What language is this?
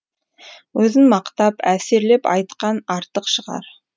Kazakh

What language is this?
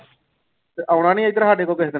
Punjabi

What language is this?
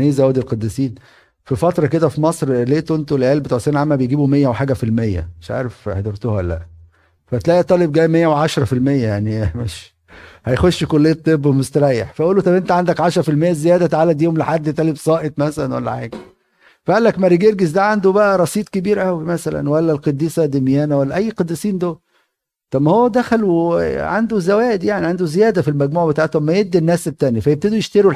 Arabic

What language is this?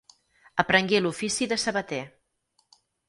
Catalan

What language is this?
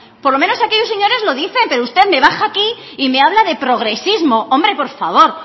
Spanish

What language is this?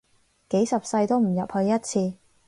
Cantonese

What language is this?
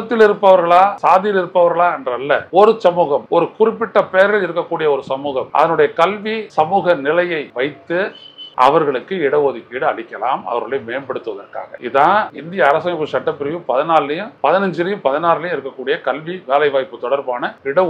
Tamil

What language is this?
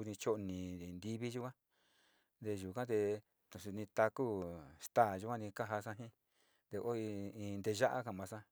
Sinicahua Mixtec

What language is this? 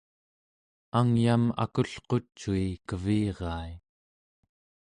Central Yupik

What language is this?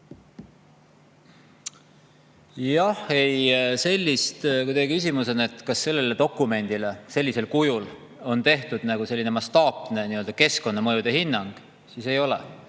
Estonian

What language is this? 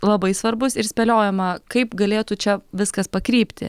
Lithuanian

